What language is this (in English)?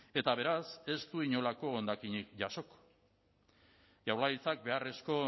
Basque